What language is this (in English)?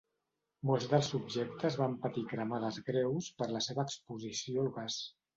Catalan